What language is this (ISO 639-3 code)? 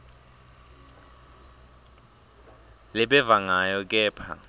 ssw